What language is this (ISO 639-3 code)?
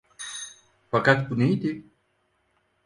tur